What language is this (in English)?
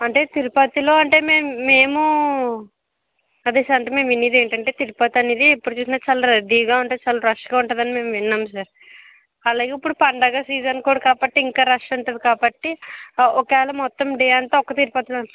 Telugu